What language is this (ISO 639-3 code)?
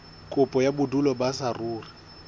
sot